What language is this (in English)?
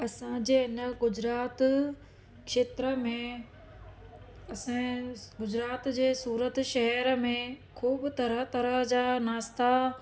Sindhi